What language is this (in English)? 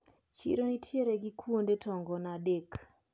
Luo (Kenya and Tanzania)